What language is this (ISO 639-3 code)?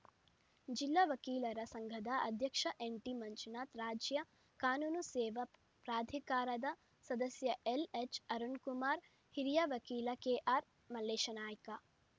kan